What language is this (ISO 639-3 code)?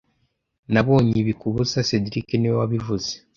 kin